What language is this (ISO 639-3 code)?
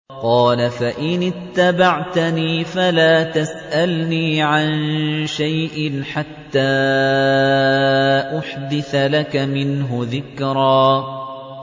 ara